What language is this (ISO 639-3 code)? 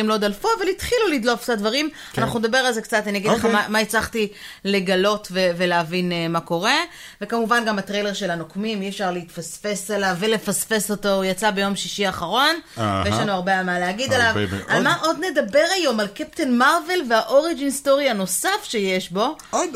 heb